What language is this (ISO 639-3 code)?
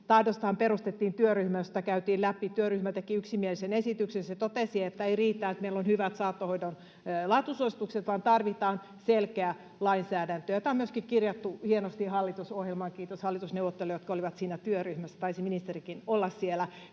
fin